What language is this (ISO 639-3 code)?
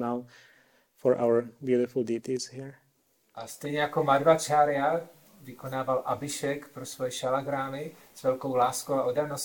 ces